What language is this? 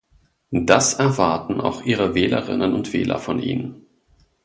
German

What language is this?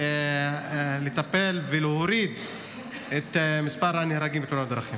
Hebrew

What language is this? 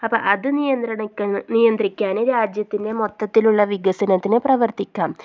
Malayalam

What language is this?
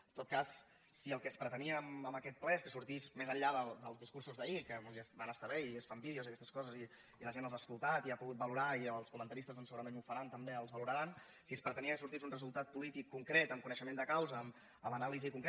Catalan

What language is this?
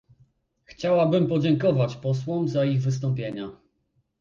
Polish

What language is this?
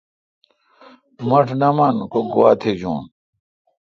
Kalkoti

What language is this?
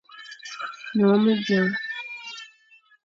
Fang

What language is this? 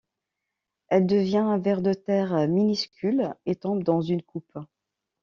French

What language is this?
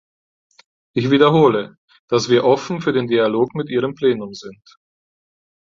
German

